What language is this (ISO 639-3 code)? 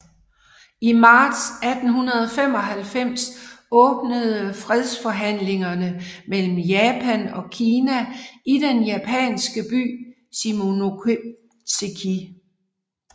dan